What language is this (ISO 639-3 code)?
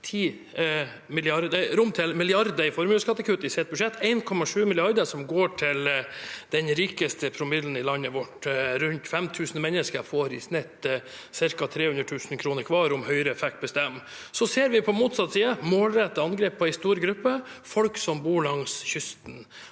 nor